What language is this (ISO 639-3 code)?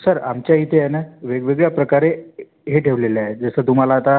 mar